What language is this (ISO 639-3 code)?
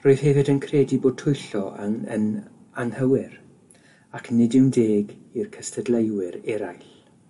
cym